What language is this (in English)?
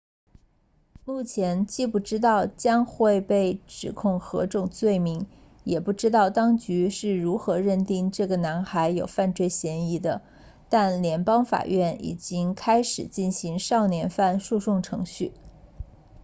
Chinese